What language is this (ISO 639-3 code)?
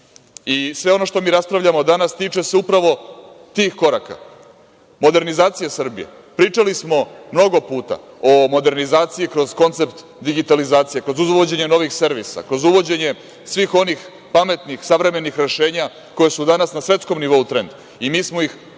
srp